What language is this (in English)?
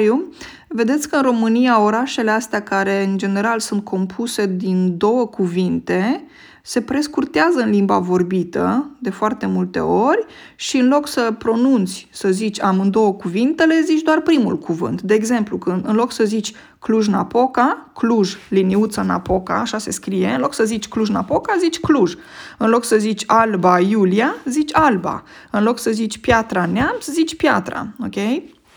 Romanian